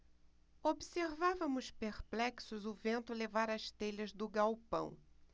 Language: Portuguese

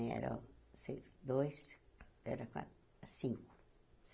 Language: Portuguese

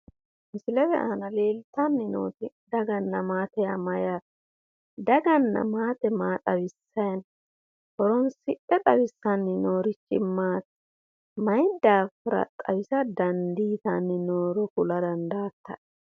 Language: Sidamo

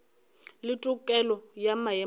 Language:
Northern Sotho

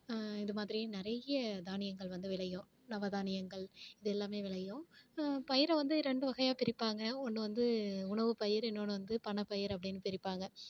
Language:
Tamil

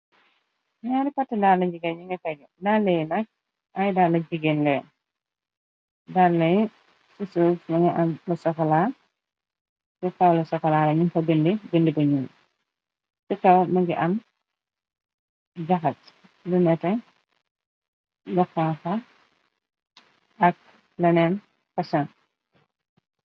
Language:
Wolof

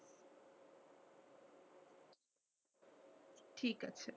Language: Bangla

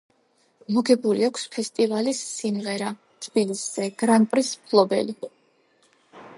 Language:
Georgian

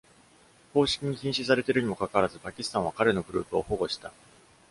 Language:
Japanese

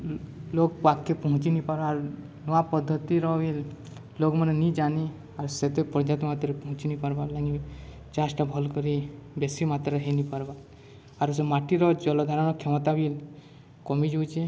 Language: Odia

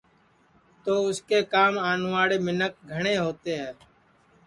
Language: Sansi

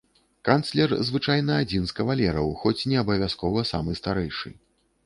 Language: Belarusian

